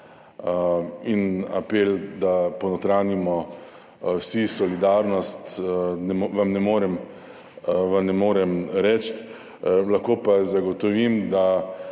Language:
Slovenian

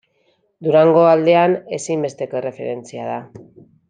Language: Basque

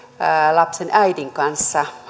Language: Finnish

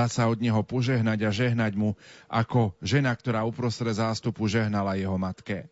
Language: Slovak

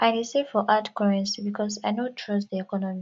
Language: Nigerian Pidgin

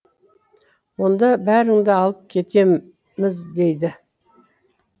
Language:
Kazakh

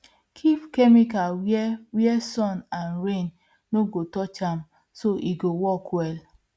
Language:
Nigerian Pidgin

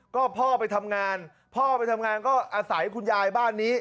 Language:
Thai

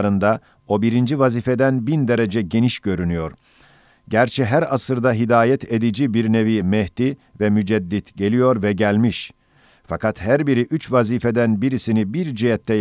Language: Turkish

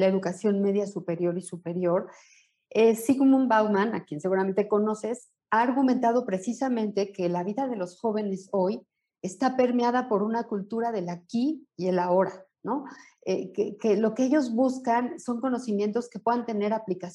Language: Spanish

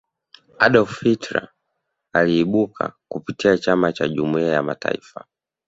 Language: Swahili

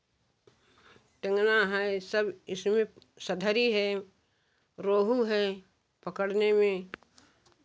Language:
Hindi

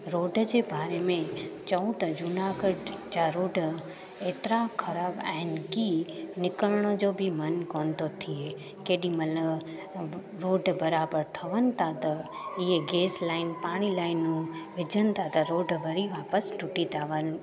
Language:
Sindhi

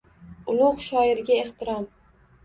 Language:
Uzbek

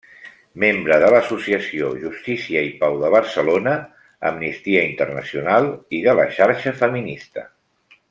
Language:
Catalan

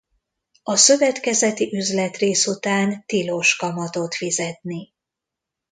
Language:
Hungarian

